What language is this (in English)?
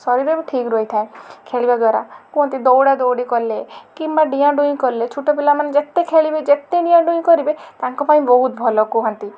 Odia